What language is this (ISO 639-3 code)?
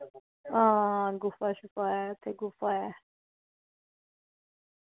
doi